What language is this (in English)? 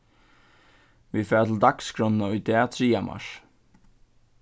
Faroese